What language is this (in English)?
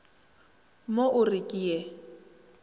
Northern Sotho